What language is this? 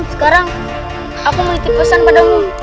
Indonesian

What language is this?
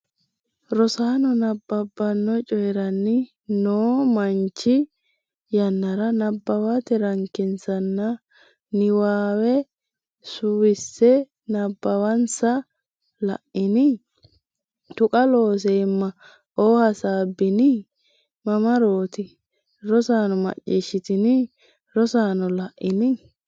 Sidamo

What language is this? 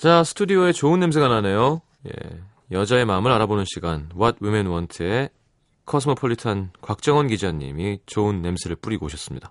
Korean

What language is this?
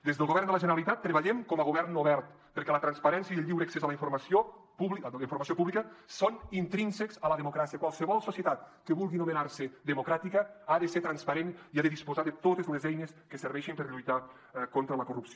Catalan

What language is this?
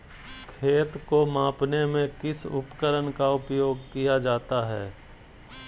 Magahi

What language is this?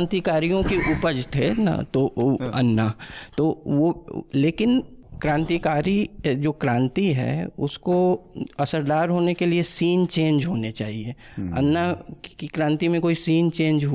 Hindi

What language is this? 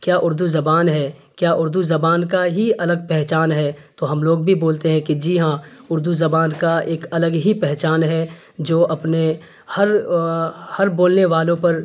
Urdu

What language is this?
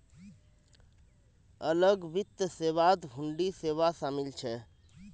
Magahi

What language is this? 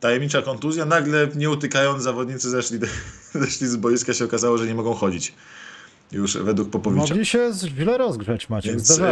Polish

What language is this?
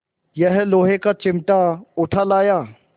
Hindi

